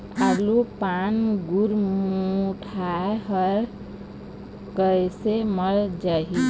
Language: Chhattisgarhi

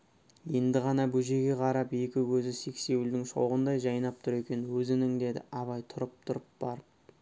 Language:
Kazakh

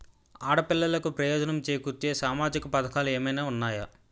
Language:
Telugu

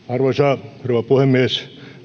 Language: Finnish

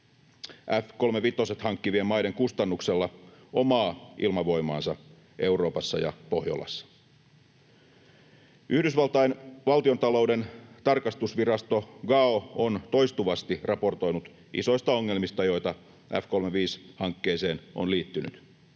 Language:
Finnish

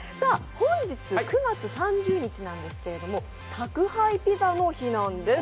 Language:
Japanese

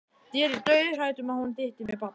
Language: Icelandic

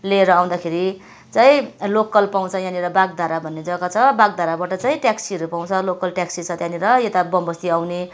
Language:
Nepali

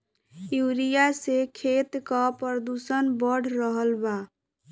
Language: Bhojpuri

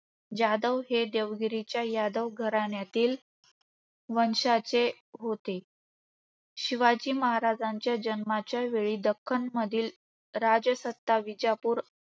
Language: Marathi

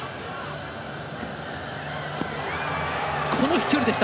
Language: Japanese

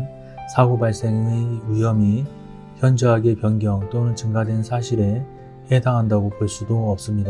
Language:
Korean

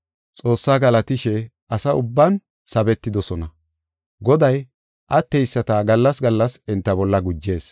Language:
Gofa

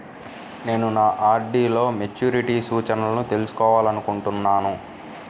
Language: Telugu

